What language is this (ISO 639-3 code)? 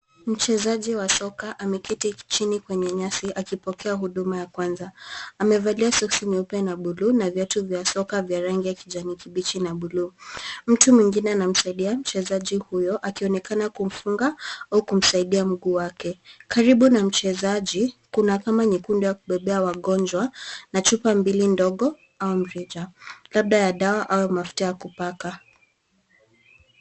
swa